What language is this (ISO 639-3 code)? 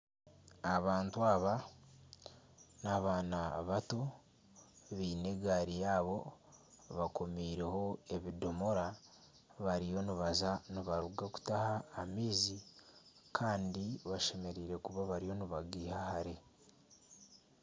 nyn